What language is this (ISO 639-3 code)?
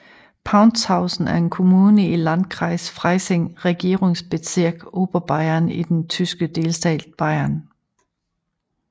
dan